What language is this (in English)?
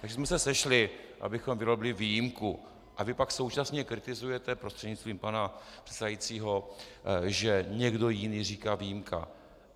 Czech